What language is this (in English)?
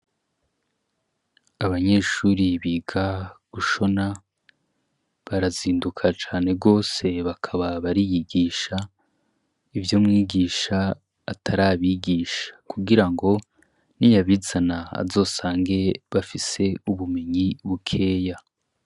Rundi